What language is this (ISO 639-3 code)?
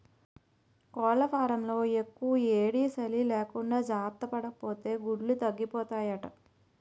tel